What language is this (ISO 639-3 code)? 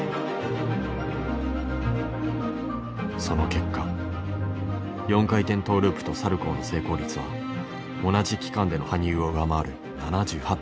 jpn